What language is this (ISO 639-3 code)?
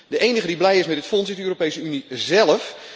nld